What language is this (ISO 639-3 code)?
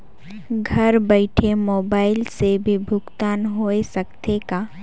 hne